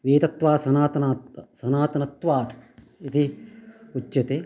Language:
Sanskrit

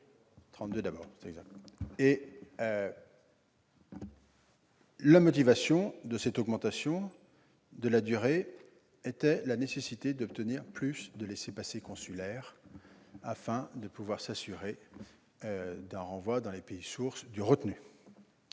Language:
French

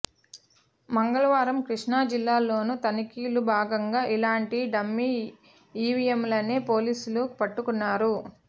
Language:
Telugu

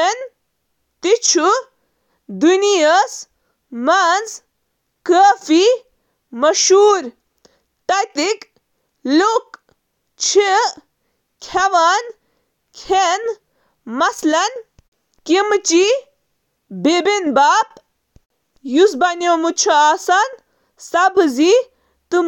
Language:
Kashmiri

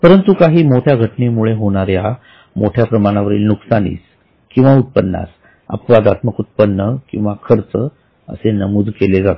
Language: Marathi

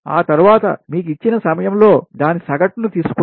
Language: Telugu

